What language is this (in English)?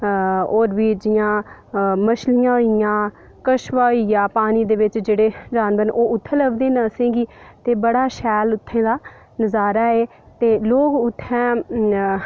Dogri